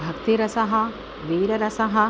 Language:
Sanskrit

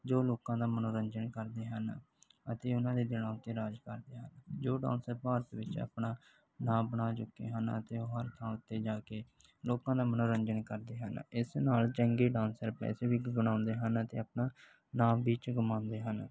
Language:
Punjabi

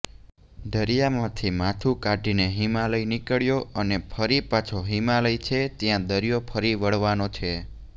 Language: Gujarati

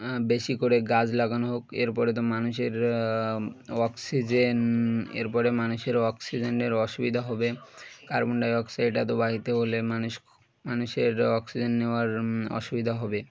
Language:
Bangla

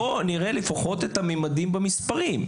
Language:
Hebrew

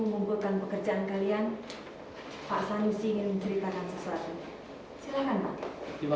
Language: Indonesian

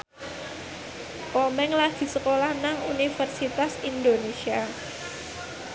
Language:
Javanese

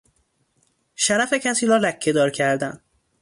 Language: Persian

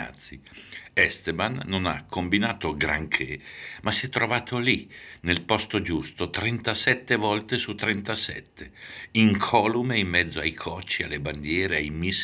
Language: Italian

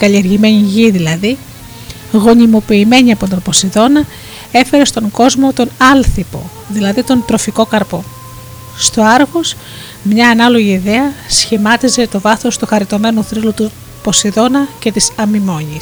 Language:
Greek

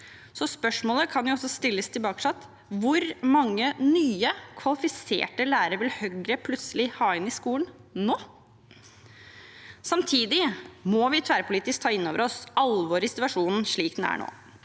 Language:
Norwegian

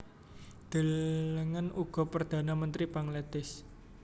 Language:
Javanese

